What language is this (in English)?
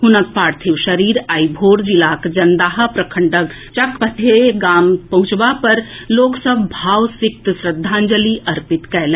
Maithili